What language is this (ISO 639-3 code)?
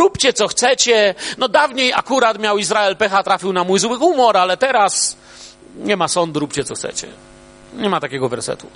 pol